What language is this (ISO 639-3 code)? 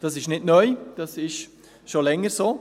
gsw